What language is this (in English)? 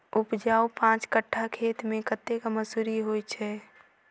Maithili